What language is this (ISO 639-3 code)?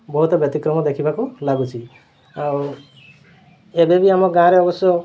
ori